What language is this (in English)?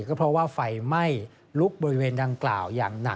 Thai